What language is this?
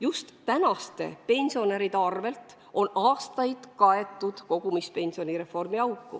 Estonian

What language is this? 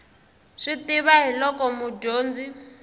Tsonga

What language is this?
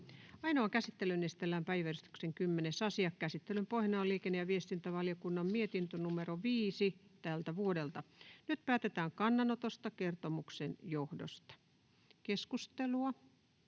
Finnish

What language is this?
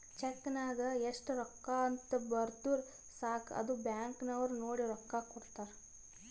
Kannada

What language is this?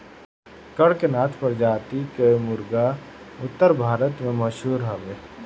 Bhojpuri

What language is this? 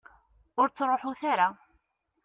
Kabyle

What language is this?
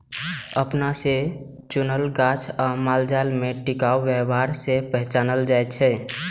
Maithili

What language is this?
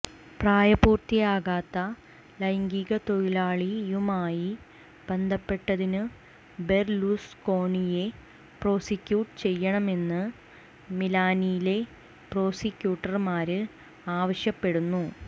Malayalam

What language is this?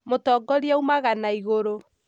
Kikuyu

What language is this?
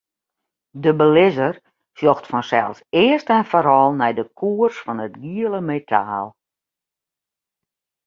Western Frisian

